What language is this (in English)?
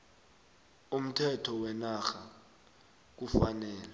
South Ndebele